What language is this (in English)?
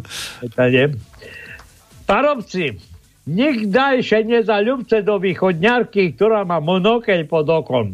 Slovak